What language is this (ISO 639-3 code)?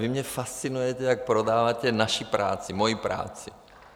ces